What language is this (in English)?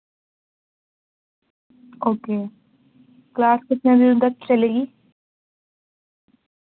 Urdu